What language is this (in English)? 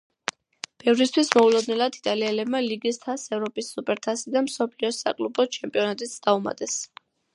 Georgian